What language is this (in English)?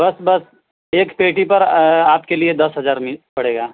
Urdu